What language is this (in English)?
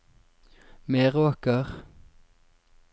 Norwegian